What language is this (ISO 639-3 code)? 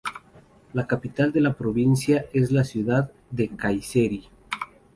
spa